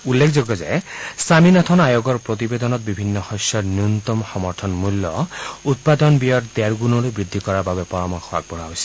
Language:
Assamese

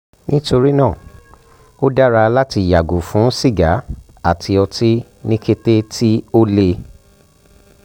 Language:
Yoruba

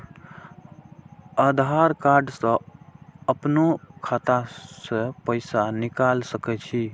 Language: Maithili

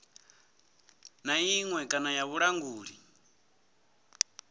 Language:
Venda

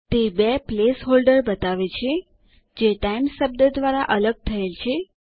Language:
Gujarati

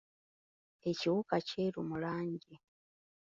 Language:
Ganda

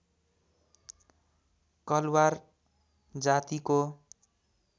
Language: Nepali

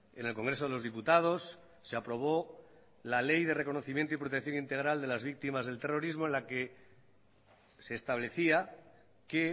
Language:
Spanish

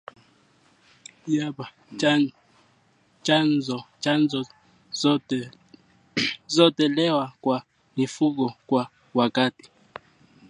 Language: Swahili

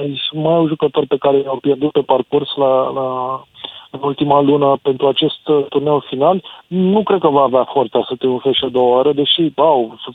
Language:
Romanian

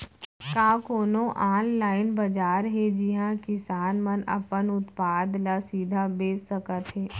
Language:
Chhattisgarhi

